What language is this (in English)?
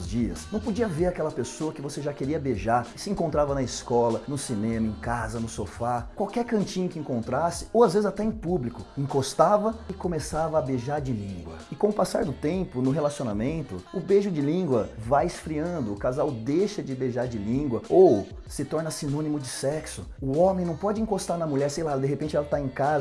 Portuguese